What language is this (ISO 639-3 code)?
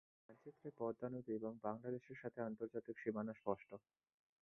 ben